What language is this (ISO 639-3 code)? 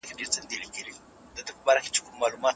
pus